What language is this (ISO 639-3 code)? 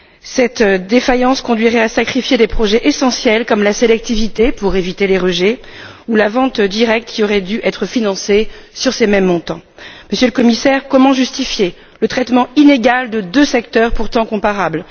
fra